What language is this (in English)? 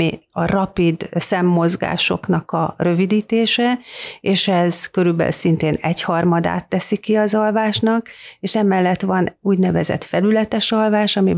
Hungarian